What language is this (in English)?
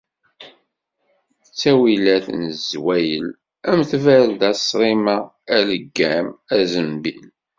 Kabyle